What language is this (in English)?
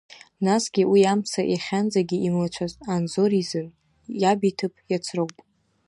Abkhazian